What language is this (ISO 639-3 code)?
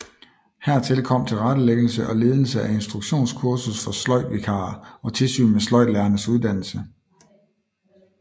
dan